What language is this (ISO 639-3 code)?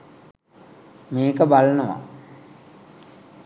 sin